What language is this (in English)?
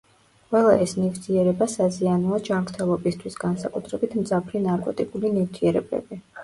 Georgian